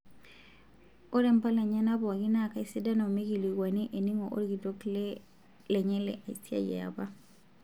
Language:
Masai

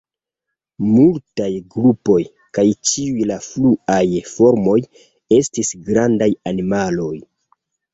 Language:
Esperanto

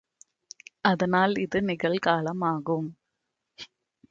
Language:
Tamil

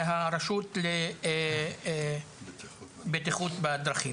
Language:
Hebrew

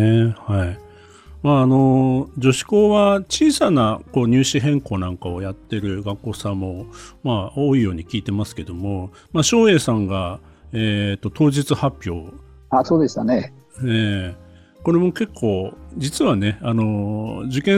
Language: Japanese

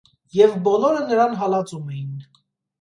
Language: Armenian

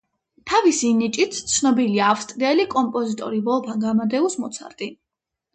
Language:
Georgian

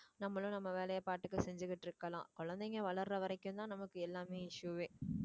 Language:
Tamil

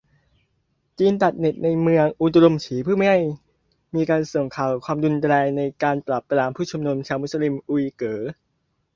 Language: Thai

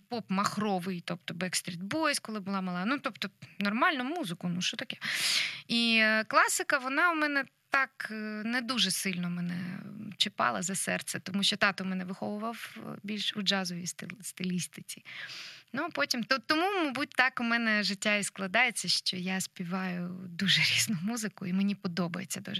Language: Ukrainian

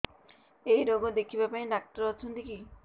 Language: Odia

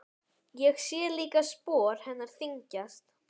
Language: Icelandic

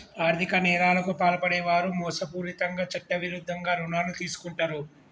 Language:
Telugu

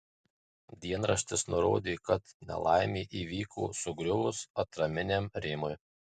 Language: Lithuanian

